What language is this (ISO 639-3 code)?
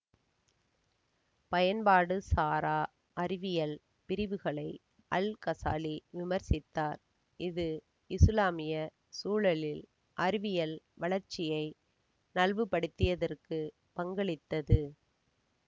tam